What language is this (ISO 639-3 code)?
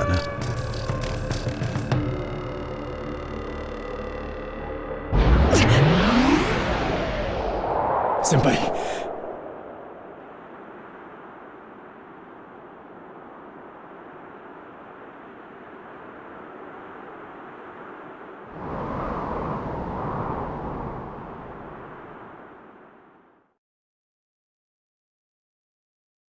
jpn